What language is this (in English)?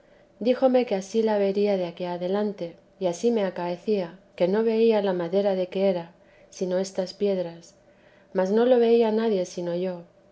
Spanish